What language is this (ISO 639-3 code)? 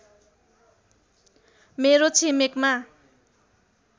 nep